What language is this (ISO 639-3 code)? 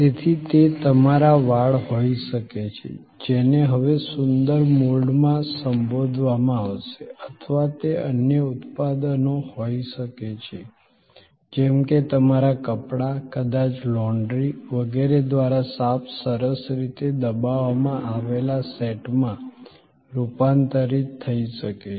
guj